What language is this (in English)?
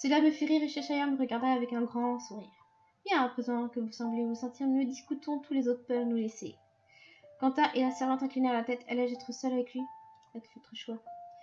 French